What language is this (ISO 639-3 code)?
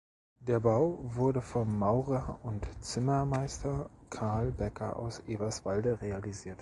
deu